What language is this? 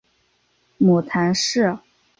Chinese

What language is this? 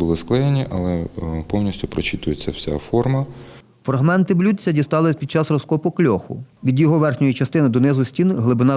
Ukrainian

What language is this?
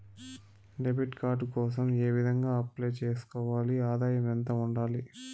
Telugu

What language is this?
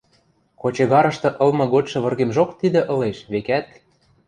Western Mari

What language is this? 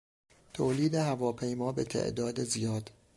Persian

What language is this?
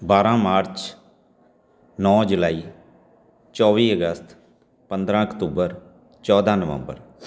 Punjabi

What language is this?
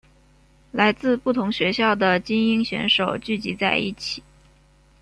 Chinese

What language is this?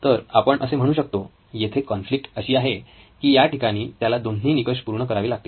Marathi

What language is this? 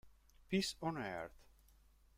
Italian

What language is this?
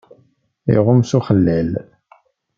Kabyle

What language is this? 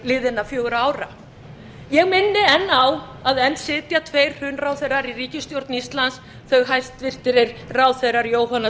Icelandic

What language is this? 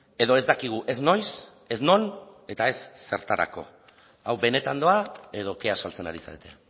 Basque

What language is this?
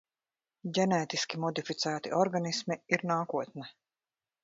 Latvian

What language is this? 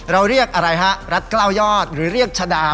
Thai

